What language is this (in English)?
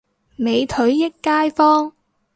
Cantonese